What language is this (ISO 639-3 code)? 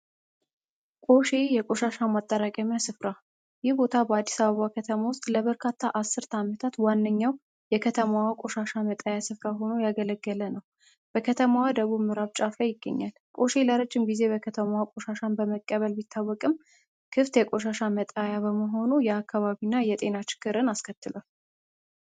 amh